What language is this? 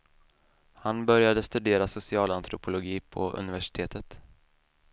Swedish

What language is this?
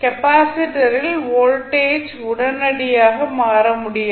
Tamil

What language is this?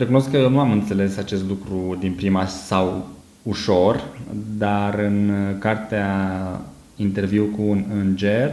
Romanian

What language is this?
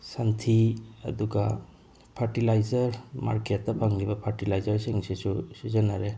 Manipuri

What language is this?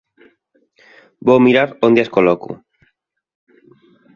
Galician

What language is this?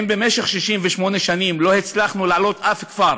Hebrew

